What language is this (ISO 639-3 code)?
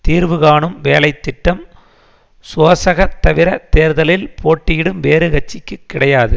tam